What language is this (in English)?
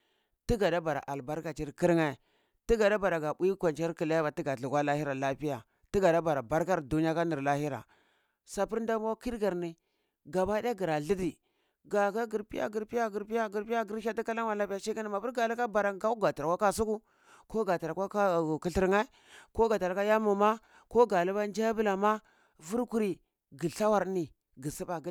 Cibak